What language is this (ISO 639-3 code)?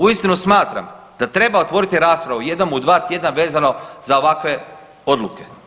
hrv